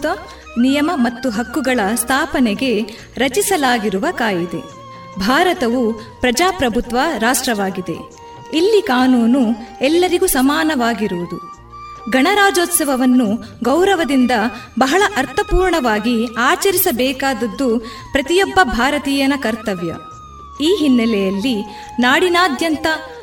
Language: Kannada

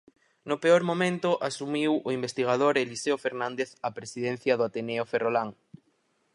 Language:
Galician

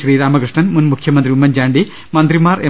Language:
Malayalam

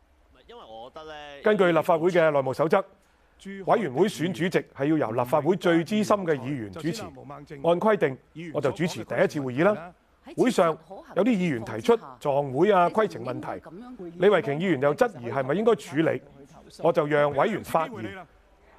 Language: Chinese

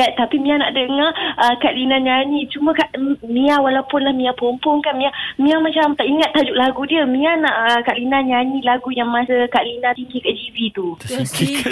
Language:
Malay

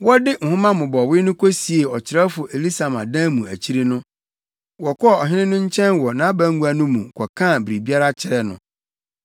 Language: Akan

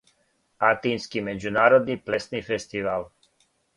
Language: Serbian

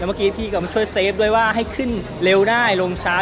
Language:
Thai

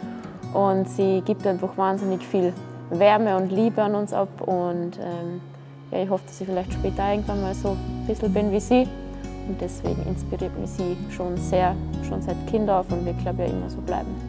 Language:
German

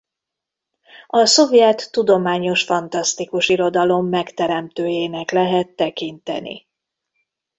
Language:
Hungarian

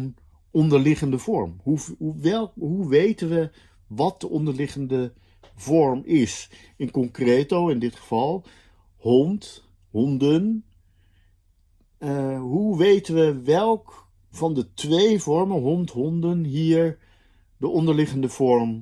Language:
Dutch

